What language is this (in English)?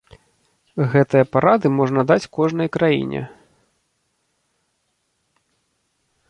Belarusian